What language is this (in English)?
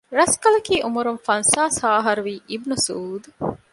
Divehi